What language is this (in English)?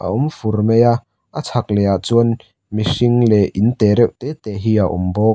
Mizo